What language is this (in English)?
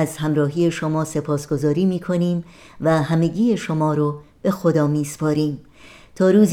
Persian